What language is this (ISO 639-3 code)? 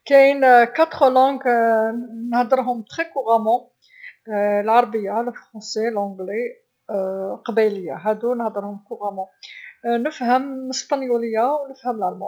arq